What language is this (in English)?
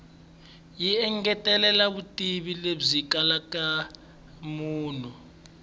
Tsonga